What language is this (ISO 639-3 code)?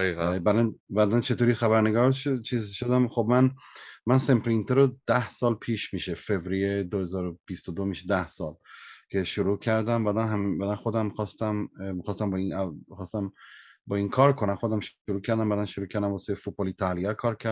fas